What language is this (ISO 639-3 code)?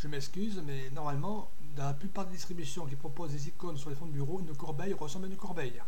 fra